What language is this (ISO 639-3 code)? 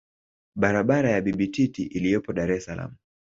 swa